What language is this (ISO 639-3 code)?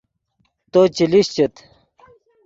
ydg